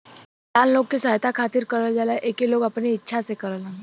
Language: Bhojpuri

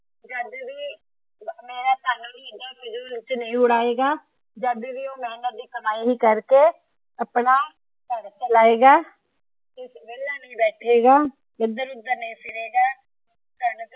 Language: Punjabi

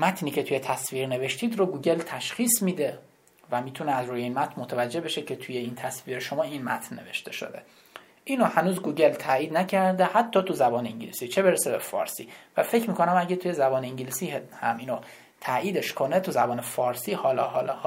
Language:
Persian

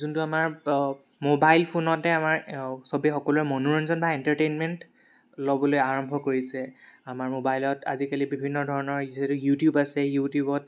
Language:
Assamese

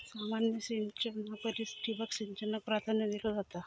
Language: Marathi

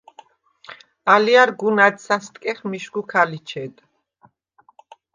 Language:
Svan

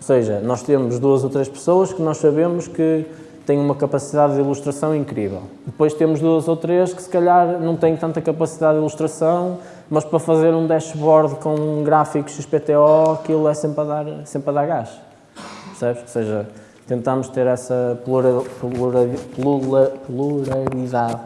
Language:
Portuguese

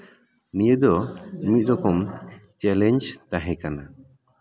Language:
Santali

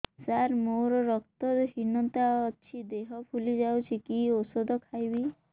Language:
Odia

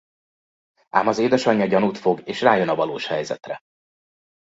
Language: Hungarian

